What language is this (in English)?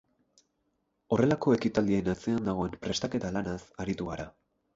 Basque